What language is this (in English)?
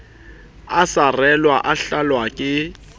Southern Sotho